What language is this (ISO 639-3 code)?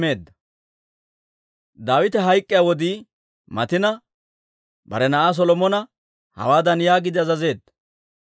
dwr